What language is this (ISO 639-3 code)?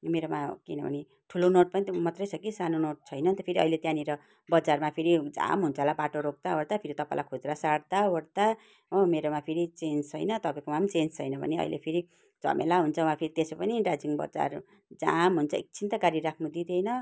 nep